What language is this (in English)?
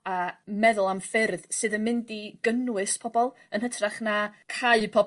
Welsh